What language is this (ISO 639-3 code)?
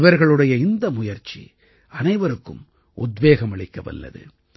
tam